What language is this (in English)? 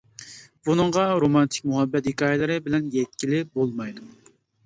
Uyghur